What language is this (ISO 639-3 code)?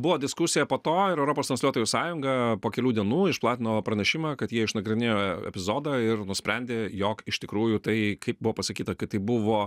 lit